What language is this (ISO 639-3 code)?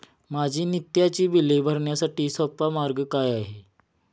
mar